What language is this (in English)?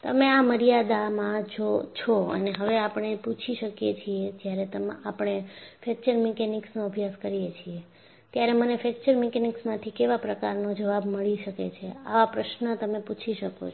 Gujarati